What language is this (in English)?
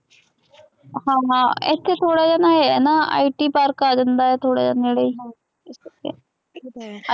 Punjabi